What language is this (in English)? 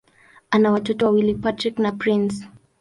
Swahili